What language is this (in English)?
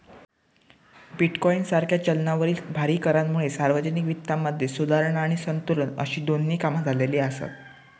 Marathi